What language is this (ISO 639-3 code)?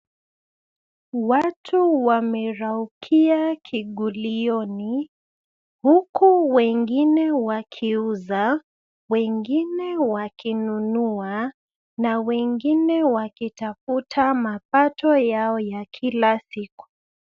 swa